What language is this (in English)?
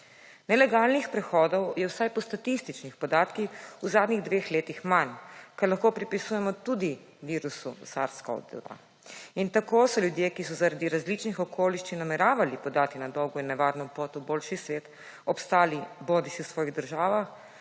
Slovenian